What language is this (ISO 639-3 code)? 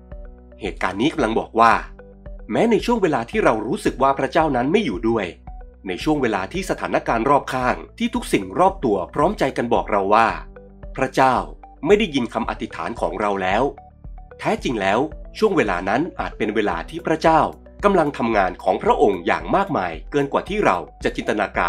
tha